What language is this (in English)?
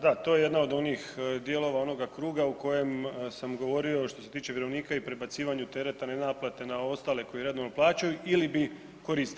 Croatian